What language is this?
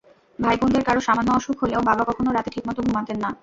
Bangla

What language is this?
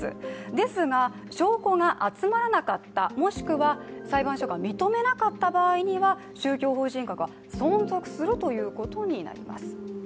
Japanese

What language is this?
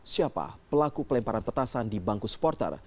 Indonesian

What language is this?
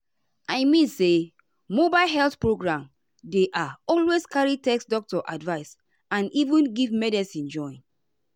Nigerian Pidgin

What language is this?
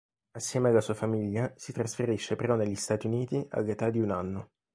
Italian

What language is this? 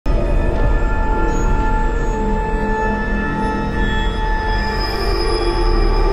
Thai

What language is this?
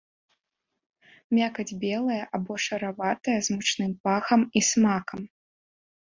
Belarusian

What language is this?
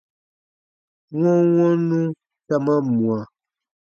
Baatonum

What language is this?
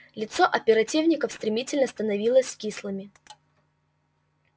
Russian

